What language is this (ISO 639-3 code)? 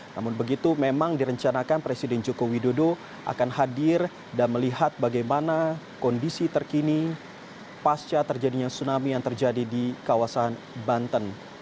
ind